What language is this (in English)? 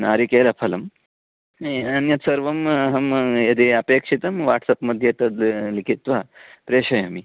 Sanskrit